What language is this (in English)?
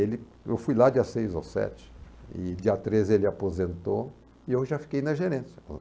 Portuguese